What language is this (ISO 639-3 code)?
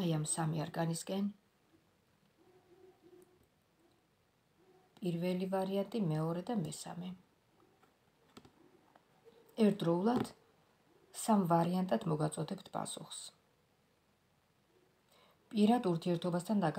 ron